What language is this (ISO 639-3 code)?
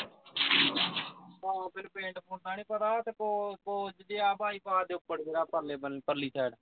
pan